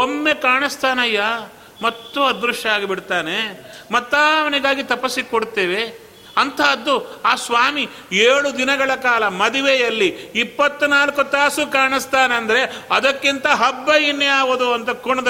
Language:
Kannada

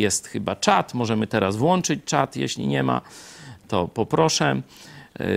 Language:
Polish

